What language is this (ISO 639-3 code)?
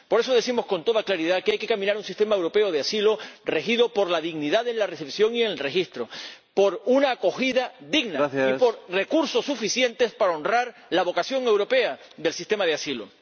spa